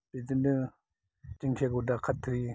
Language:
Bodo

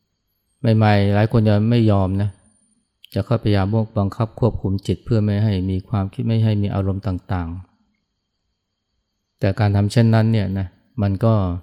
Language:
Thai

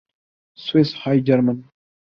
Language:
Urdu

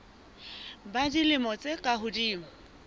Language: Southern Sotho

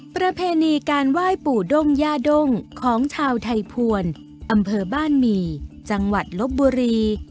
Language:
Thai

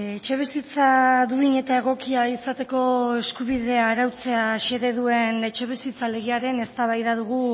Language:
Basque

